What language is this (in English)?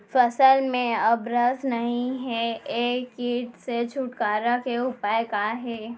Chhattisgarhi